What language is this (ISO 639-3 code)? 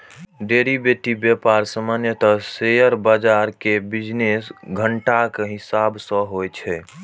mai